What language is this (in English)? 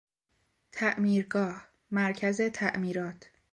Persian